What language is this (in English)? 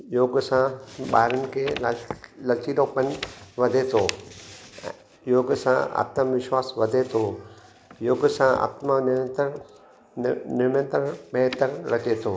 Sindhi